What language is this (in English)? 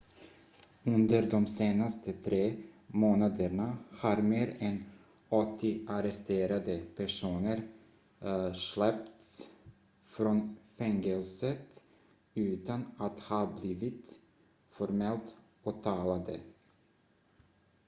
Swedish